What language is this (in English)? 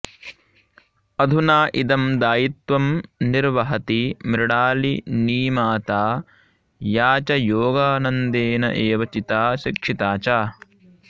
Sanskrit